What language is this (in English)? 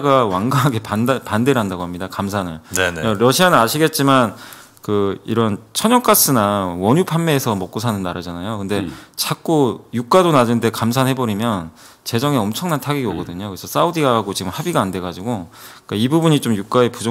Korean